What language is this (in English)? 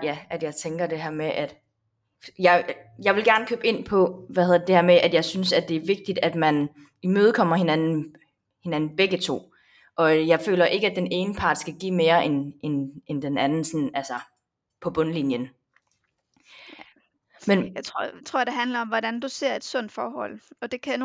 Danish